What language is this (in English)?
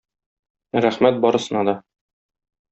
Tatar